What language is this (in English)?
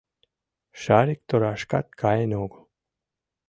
Mari